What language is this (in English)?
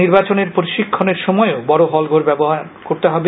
Bangla